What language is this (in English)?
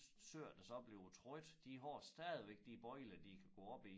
Danish